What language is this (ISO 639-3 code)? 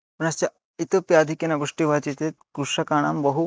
san